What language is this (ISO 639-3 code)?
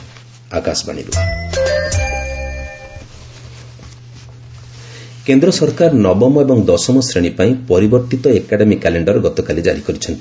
ori